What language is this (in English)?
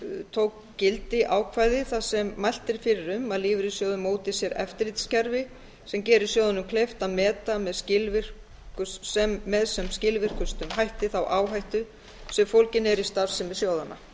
Icelandic